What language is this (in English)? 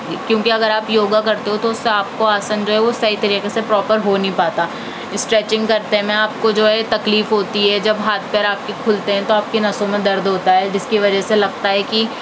Urdu